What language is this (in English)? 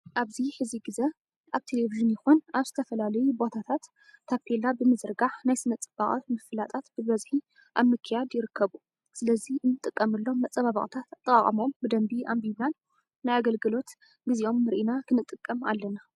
Tigrinya